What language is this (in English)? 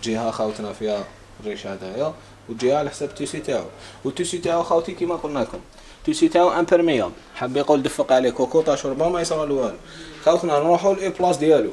Arabic